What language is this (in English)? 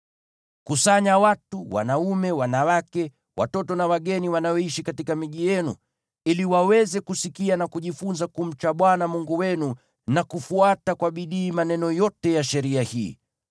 Swahili